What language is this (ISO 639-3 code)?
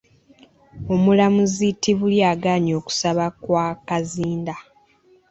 lug